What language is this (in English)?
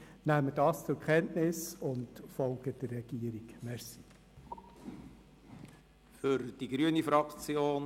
Swiss German